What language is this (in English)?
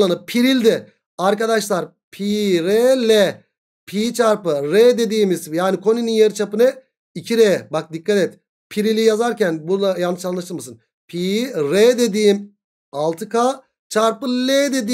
Turkish